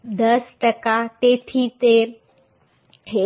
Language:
Gujarati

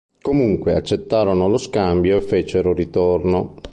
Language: Italian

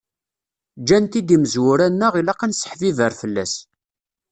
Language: Kabyle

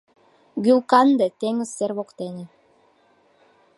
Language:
Mari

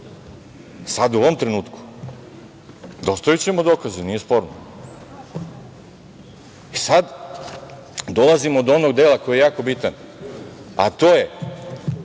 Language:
Serbian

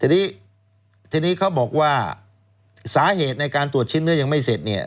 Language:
Thai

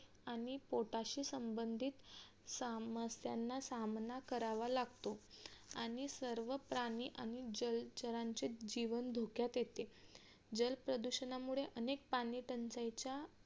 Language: Marathi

